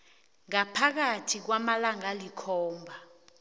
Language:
South Ndebele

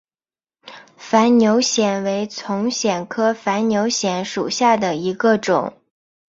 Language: Chinese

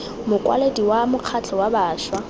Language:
Tswana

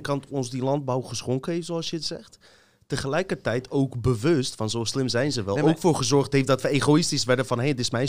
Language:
Dutch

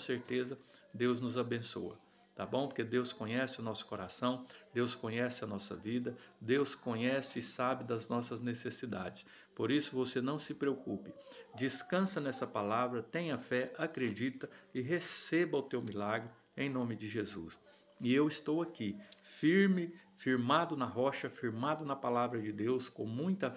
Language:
Portuguese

